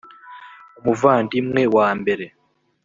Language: Kinyarwanda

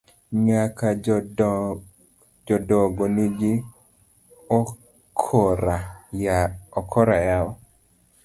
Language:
Luo (Kenya and Tanzania)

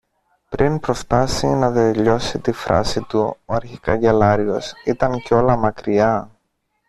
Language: Greek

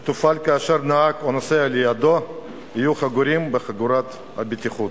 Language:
Hebrew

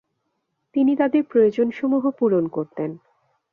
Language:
Bangla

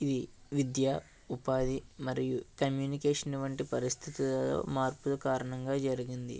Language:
Telugu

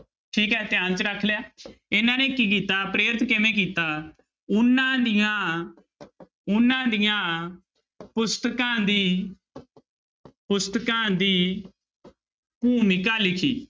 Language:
Punjabi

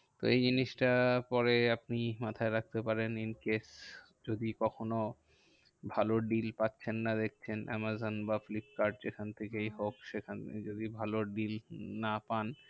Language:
Bangla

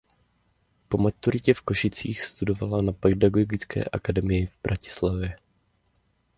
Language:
Czech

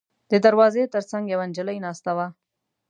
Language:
Pashto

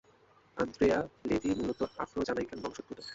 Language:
Bangla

